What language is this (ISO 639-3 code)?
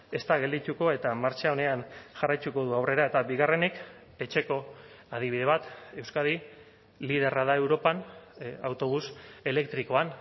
eus